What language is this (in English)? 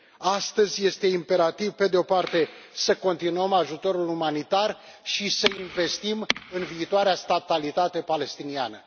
Romanian